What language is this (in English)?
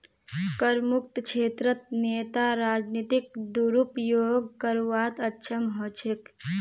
Magahi